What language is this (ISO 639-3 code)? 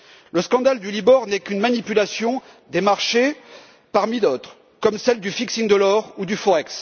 fra